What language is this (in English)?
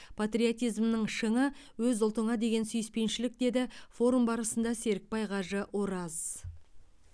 Kazakh